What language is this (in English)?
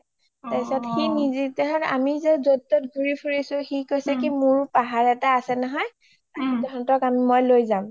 Assamese